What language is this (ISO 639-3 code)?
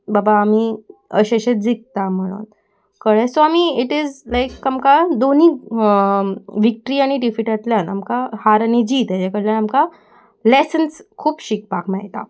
kok